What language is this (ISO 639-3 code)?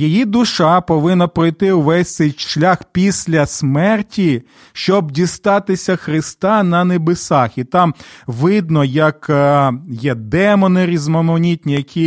ukr